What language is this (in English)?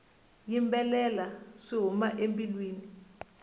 Tsonga